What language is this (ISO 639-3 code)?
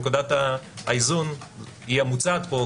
heb